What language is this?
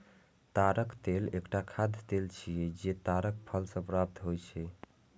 Maithili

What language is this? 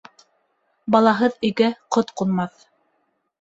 Bashkir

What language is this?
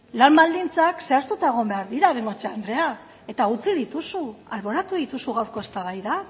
Basque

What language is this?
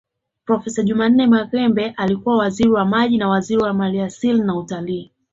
Swahili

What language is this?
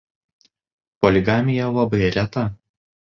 Lithuanian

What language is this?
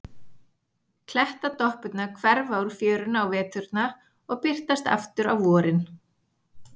Icelandic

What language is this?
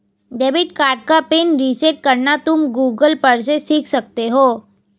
Hindi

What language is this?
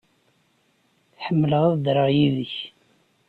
Kabyle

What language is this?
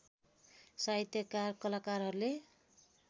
Nepali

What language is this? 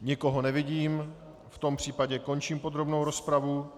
Czech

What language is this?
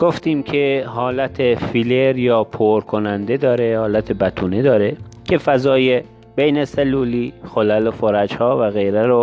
Persian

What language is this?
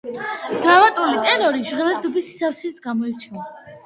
Georgian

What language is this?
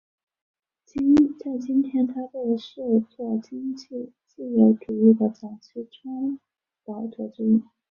Chinese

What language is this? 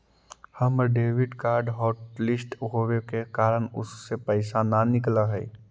Magahi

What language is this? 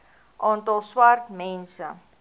Afrikaans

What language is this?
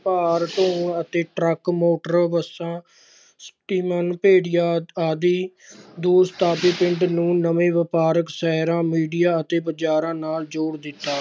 Punjabi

